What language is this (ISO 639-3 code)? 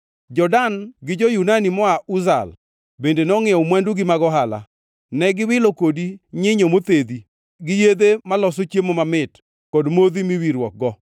luo